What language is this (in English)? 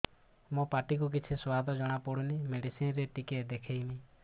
Odia